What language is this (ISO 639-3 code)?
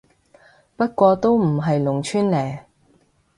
yue